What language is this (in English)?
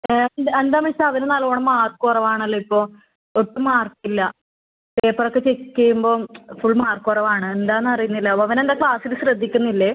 Malayalam